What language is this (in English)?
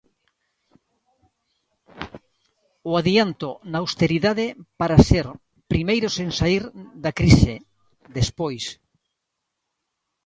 Galician